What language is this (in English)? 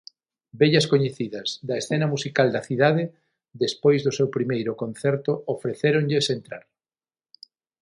Galician